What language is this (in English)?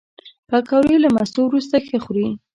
Pashto